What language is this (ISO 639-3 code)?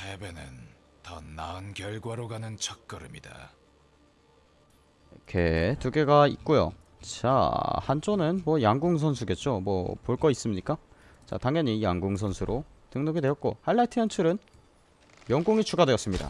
kor